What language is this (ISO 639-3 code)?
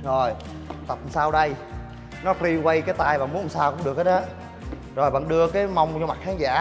vie